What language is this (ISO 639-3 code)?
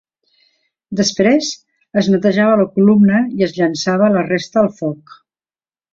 cat